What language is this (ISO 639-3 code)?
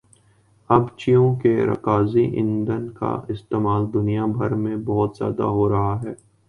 urd